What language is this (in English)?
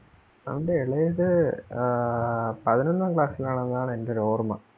Malayalam